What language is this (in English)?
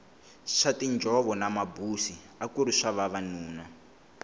Tsonga